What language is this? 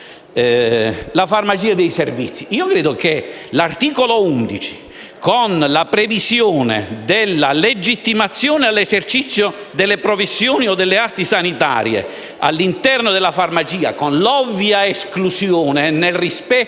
Italian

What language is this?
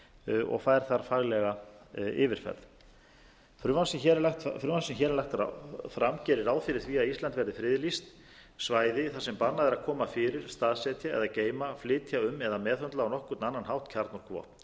Icelandic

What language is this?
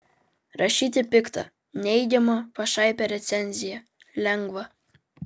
Lithuanian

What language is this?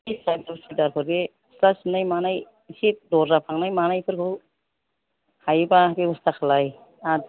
Bodo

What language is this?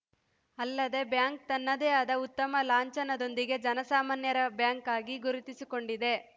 Kannada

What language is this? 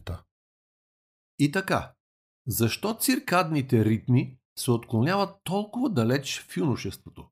Bulgarian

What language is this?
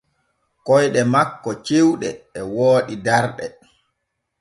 Borgu Fulfulde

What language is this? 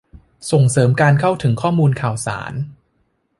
Thai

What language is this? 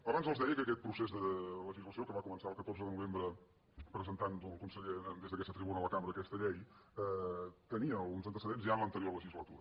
Catalan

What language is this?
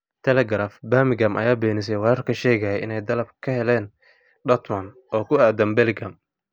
Somali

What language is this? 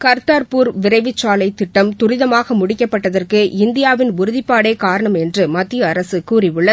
Tamil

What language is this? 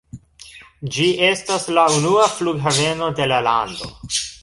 Esperanto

